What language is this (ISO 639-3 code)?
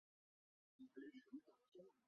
zho